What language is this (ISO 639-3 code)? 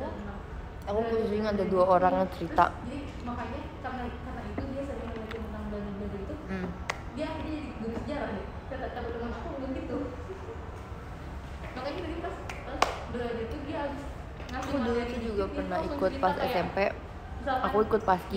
ind